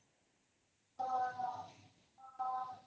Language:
Odia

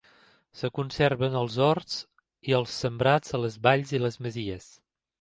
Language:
Catalan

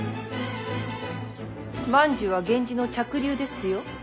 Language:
Japanese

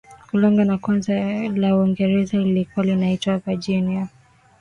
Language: Swahili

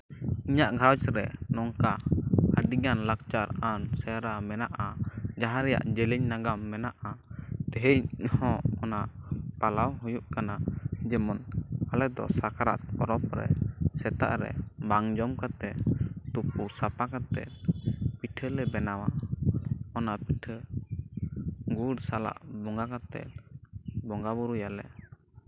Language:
Santali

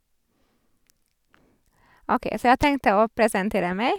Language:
Norwegian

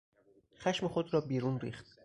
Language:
Persian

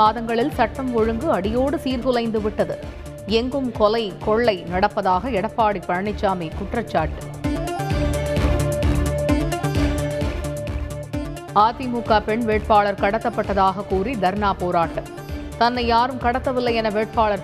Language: Tamil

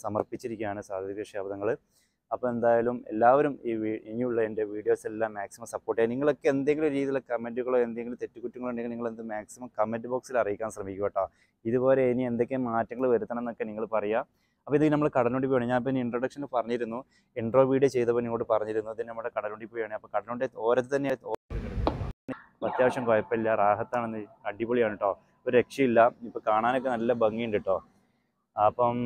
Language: Malayalam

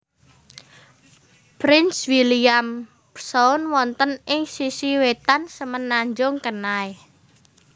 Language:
Javanese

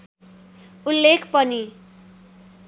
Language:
Nepali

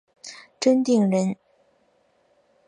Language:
Chinese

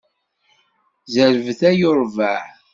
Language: Kabyle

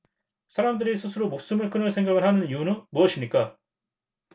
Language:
Korean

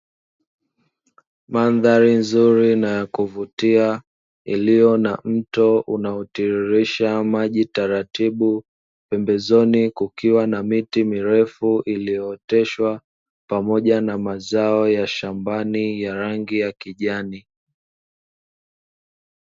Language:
Swahili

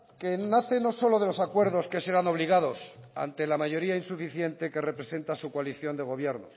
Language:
Spanish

